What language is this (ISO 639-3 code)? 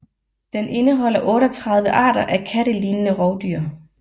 dan